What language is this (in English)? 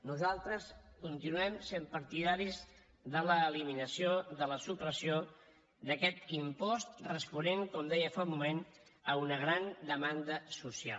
Catalan